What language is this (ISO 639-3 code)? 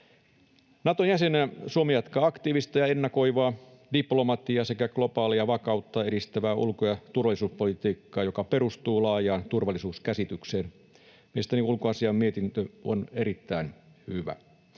fin